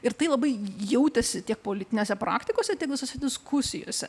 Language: Lithuanian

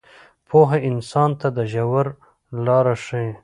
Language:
Pashto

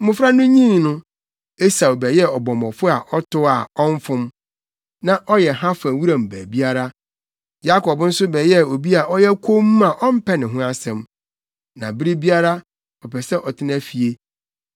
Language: Akan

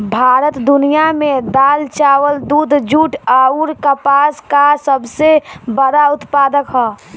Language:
Bhojpuri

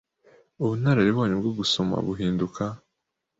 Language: Kinyarwanda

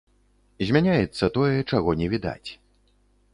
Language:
Belarusian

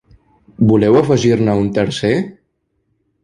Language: Catalan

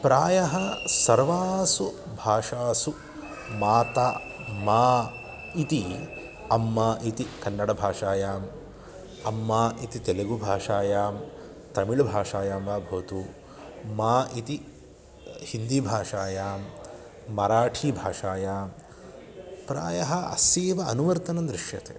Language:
Sanskrit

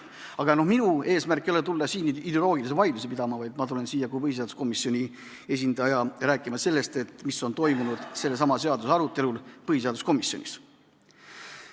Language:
Estonian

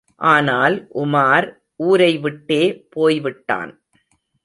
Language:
Tamil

